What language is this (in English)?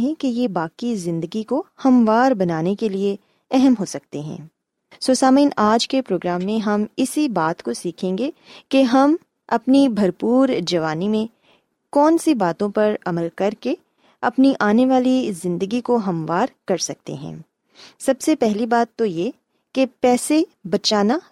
Urdu